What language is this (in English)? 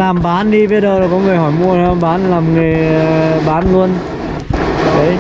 Vietnamese